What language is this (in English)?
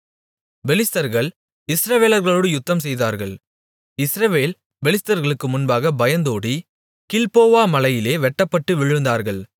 Tamil